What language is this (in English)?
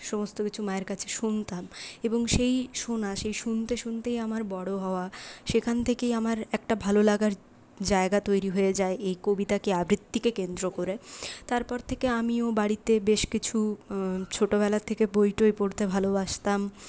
Bangla